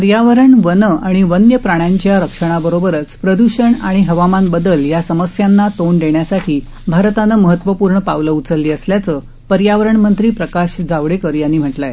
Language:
Marathi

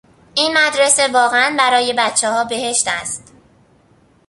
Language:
Persian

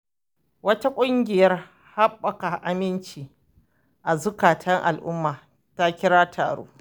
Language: Hausa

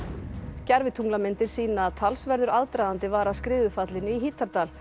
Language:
Icelandic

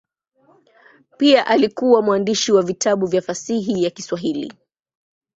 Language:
Swahili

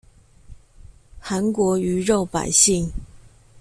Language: Chinese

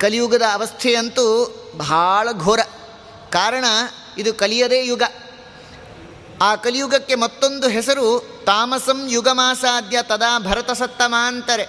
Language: Kannada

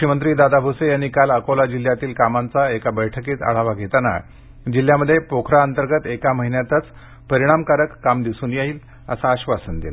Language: Marathi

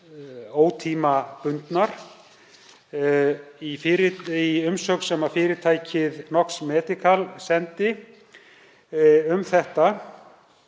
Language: Icelandic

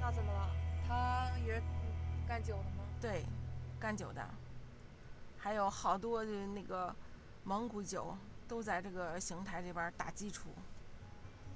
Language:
Chinese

